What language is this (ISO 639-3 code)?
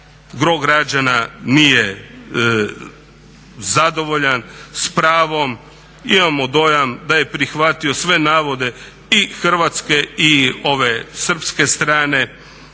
hrv